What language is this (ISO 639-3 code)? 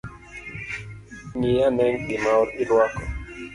luo